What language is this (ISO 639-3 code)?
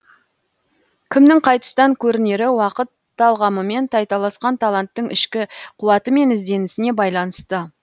kaz